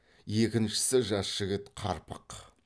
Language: Kazakh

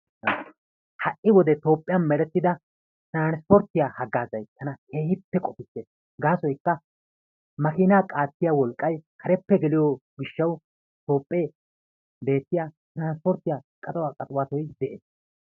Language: Wolaytta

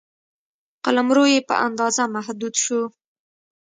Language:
Pashto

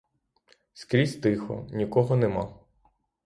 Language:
Ukrainian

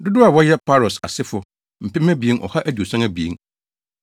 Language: Akan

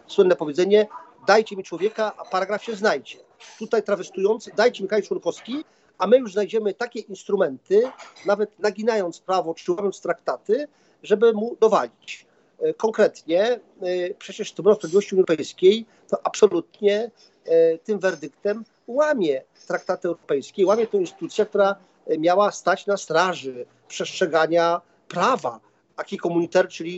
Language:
Polish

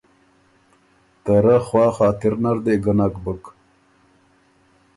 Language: Ormuri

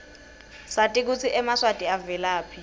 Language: Swati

